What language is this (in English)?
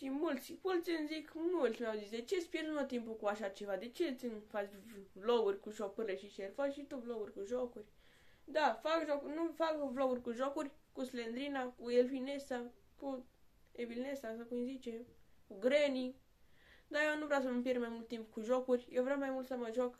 Romanian